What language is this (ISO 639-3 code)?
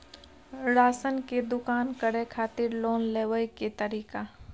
mai